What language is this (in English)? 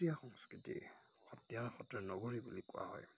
Assamese